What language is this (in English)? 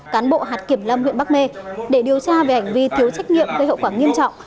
Vietnamese